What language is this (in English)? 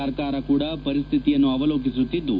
Kannada